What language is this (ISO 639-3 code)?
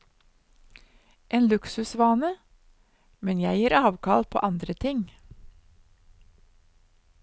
nor